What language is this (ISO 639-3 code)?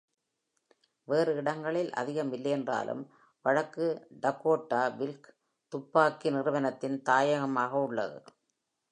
tam